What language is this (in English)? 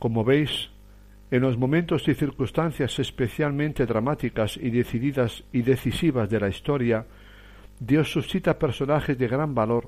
Spanish